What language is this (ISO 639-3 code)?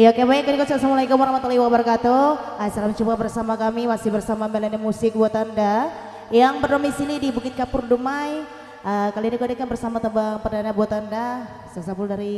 ind